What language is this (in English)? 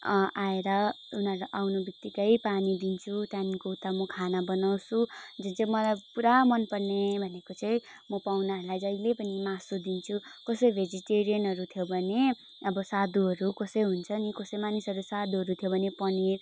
Nepali